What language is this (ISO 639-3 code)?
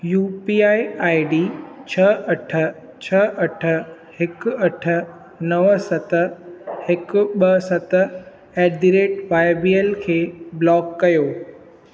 snd